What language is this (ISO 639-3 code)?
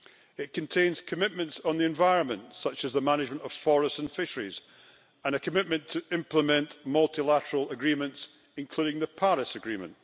eng